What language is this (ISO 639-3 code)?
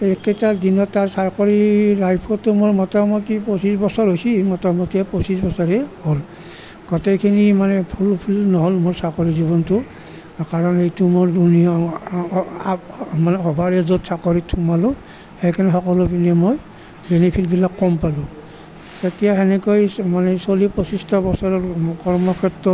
asm